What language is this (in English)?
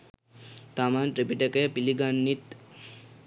Sinhala